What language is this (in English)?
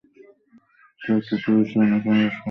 Bangla